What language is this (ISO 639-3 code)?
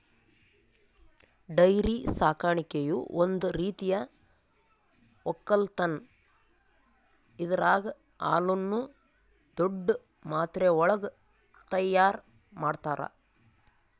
kan